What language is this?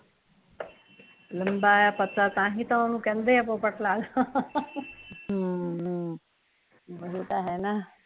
Punjabi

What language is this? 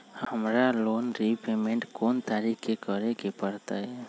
Magahi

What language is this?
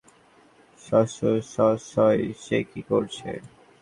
Bangla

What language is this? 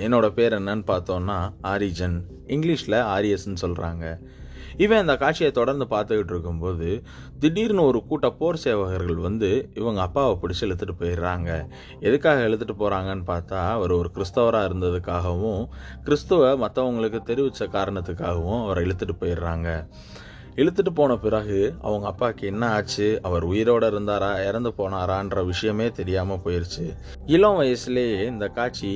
Tamil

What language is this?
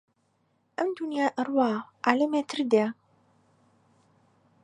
Central Kurdish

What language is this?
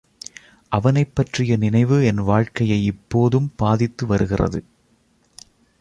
Tamil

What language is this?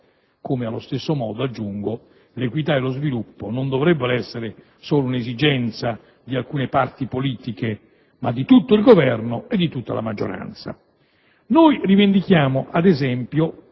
Italian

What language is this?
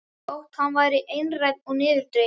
Icelandic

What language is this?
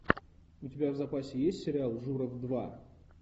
Russian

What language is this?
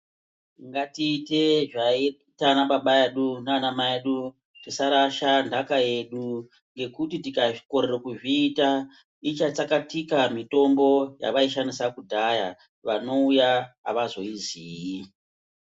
Ndau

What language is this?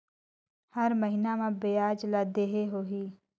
Chhattisgarhi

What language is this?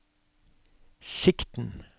Norwegian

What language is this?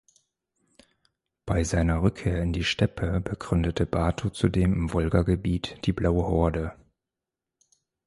German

